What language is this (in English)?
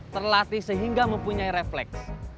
Indonesian